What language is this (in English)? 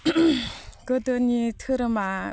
Bodo